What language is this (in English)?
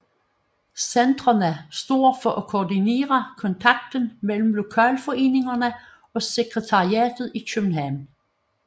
Danish